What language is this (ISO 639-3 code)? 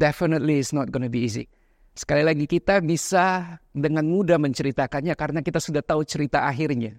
ind